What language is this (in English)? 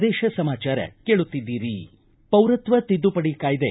Kannada